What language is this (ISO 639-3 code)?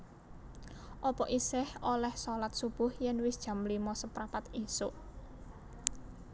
jav